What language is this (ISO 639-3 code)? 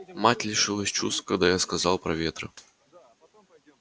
rus